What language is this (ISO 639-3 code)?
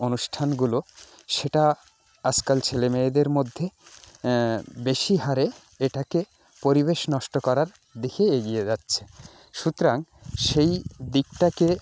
ben